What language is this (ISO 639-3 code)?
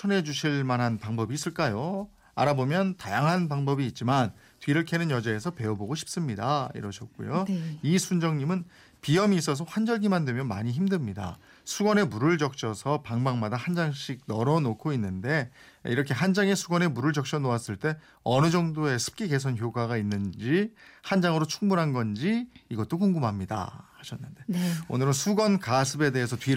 kor